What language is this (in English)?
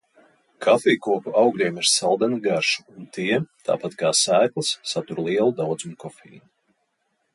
Latvian